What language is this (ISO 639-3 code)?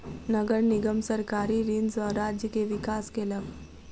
mai